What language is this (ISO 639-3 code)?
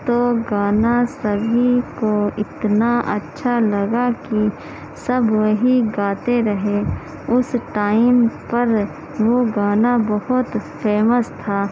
urd